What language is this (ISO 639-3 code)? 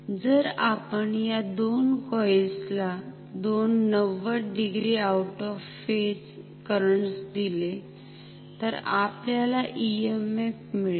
mar